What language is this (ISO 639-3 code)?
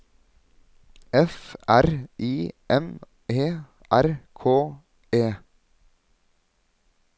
nor